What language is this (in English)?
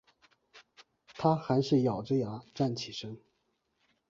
Chinese